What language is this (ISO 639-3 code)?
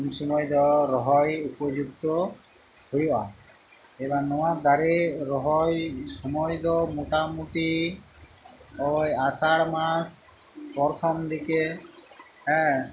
sat